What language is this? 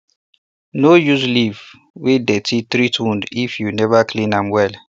Nigerian Pidgin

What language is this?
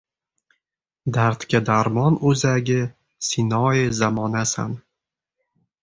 Uzbek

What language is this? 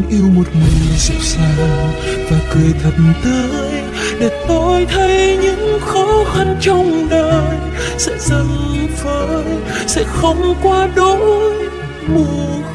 Vietnamese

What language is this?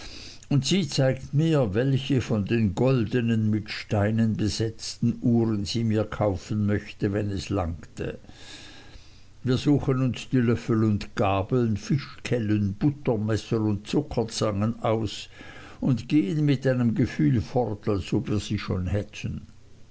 German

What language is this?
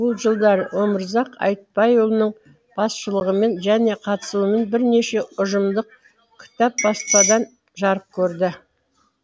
Kazakh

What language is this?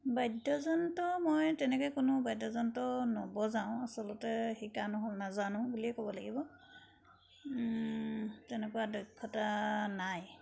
Assamese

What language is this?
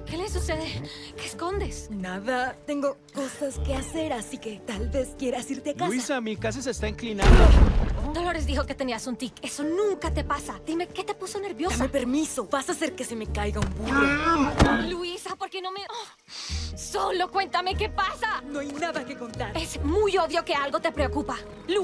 Spanish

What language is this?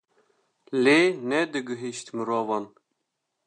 Kurdish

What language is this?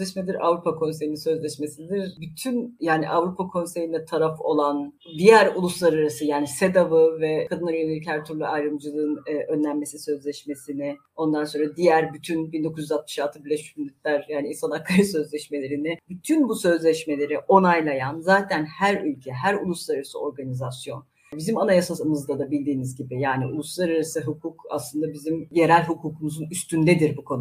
Turkish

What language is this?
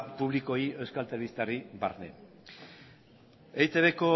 Basque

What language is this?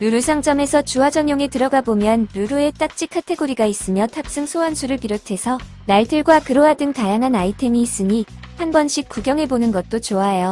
Korean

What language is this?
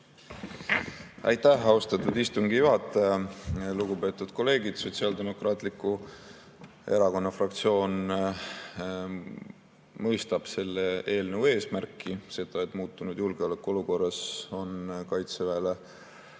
Estonian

